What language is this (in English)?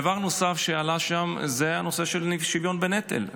Hebrew